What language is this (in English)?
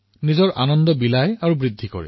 Assamese